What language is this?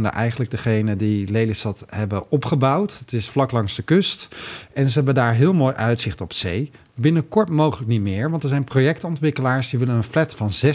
Dutch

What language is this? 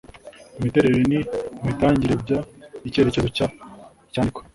Kinyarwanda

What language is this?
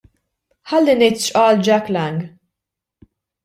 Maltese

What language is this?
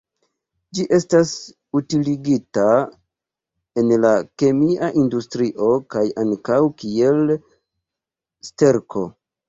Esperanto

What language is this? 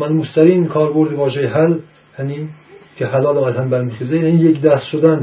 Persian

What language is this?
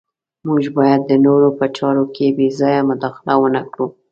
Pashto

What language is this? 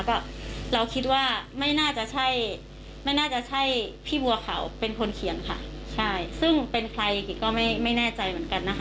Thai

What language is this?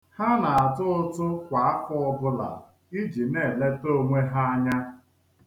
Igbo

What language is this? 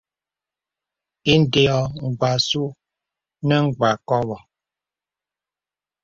Bebele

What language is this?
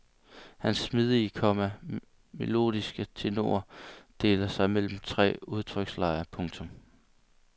Danish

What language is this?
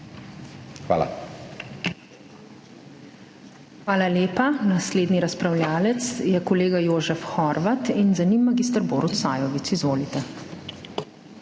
Slovenian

